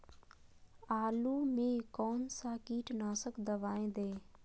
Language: Magahi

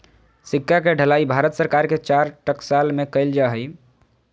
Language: Magahi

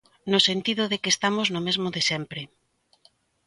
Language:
Galician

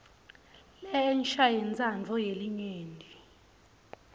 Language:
Swati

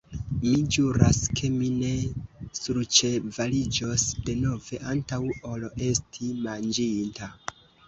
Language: Esperanto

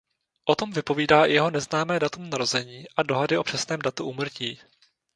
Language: Czech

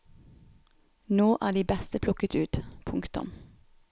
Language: Norwegian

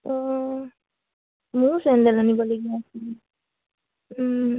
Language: Assamese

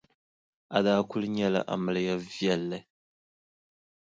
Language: Dagbani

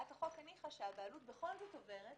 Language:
Hebrew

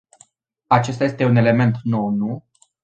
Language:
Romanian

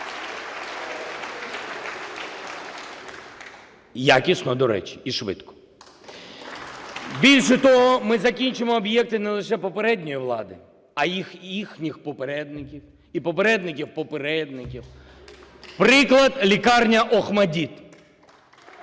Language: Ukrainian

